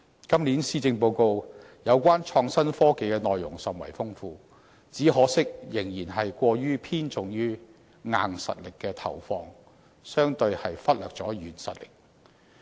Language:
Cantonese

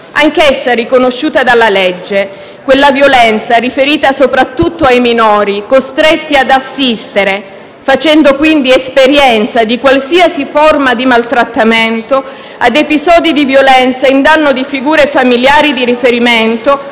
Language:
Italian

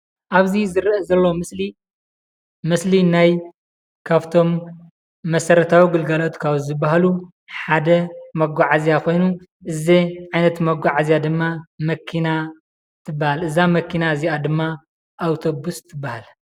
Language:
Tigrinya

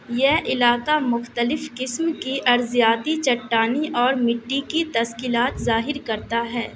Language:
Urdu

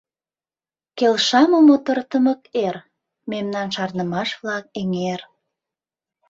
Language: Mari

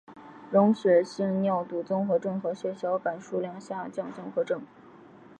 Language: Chinese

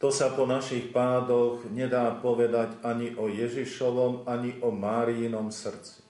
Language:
Slovak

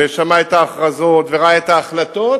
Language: Hebrew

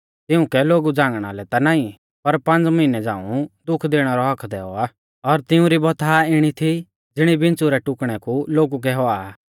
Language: Mahasu Pahari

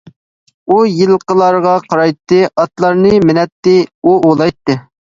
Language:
Uyghur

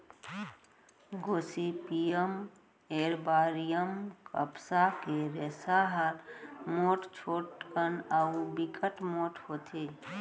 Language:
Chhattisgarhi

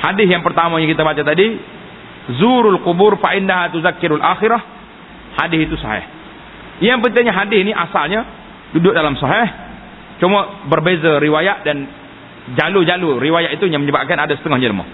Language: Malay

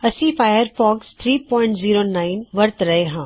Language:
Punjabi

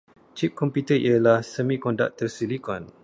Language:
Malay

